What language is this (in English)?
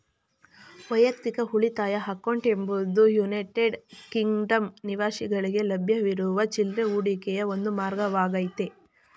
Kannada